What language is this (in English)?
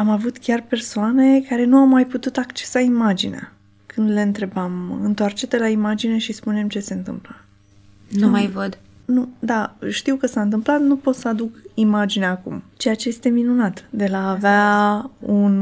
Romanian